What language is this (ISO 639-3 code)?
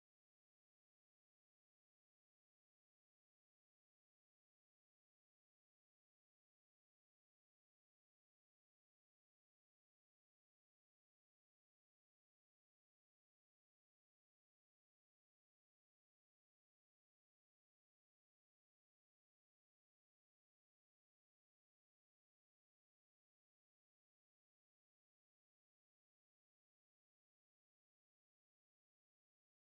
guj